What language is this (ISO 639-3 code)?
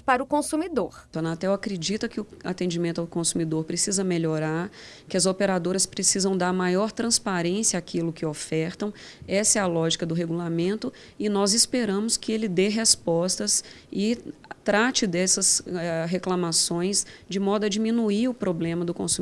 por